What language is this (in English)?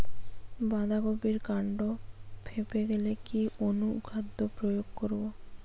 Bangla